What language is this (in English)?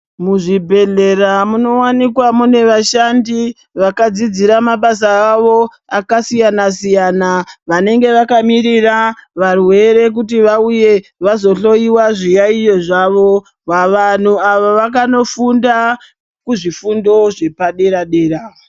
Ndau